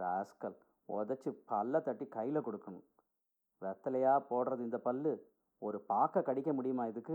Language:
Tamil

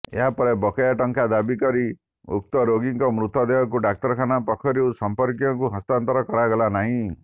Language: Odia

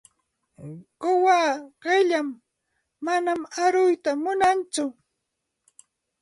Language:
Santa Ana de Tusi Pasco Quechua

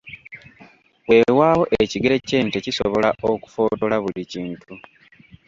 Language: Ganda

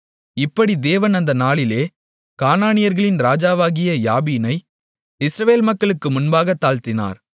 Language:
Tamil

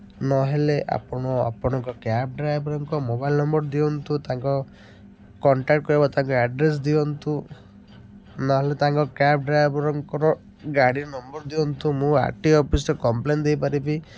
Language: Odia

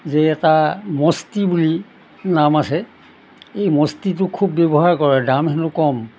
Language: Assamese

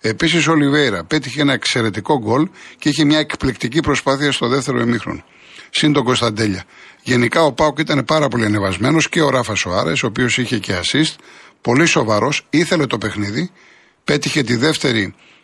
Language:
Greek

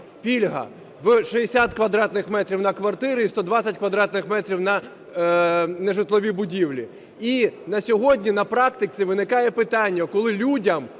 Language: Ukrainian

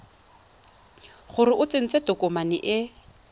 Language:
Tswana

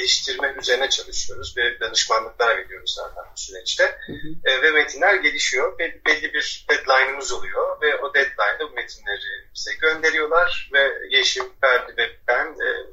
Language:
Turkish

